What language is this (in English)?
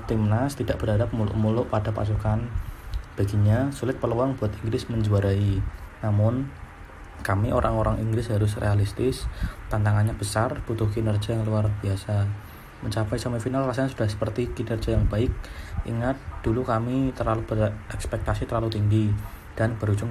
Indonesian